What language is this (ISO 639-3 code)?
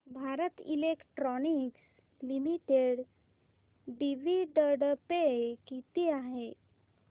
mar